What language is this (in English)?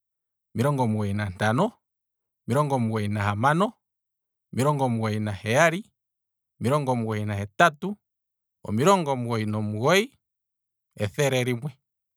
Kwambi